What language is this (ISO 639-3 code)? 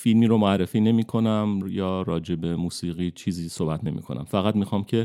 fas